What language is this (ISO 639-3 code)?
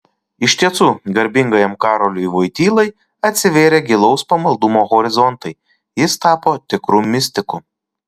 lit